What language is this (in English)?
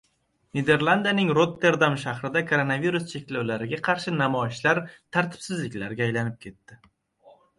Uzbek